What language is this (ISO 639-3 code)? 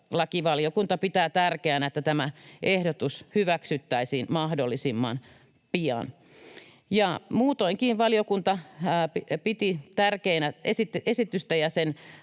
fin